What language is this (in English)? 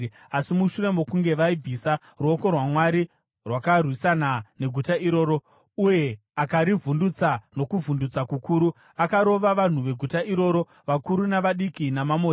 Shona